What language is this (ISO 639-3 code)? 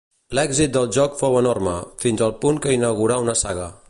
cat